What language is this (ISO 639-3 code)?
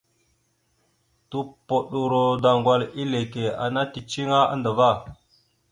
mxu